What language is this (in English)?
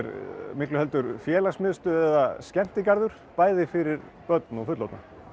Icelandic